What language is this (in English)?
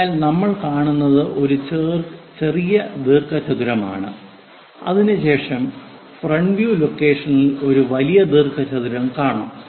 Malayalam